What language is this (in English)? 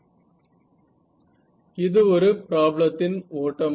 Tamil